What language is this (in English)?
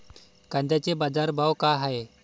Marathi